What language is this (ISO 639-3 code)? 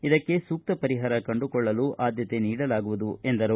kan